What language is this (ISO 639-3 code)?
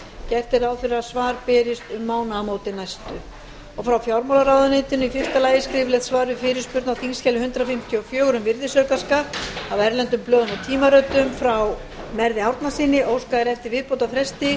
isl